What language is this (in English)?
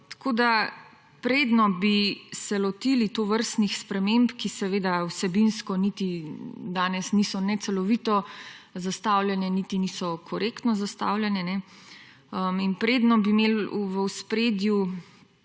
Slovenian